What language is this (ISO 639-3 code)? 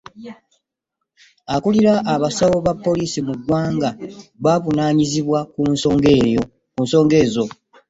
lug